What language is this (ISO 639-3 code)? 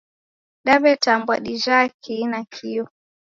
dav